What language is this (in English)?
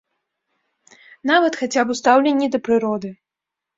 Belarusian